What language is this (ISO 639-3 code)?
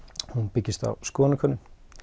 isl